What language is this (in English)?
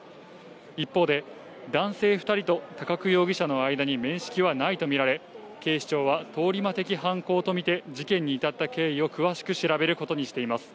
Japanese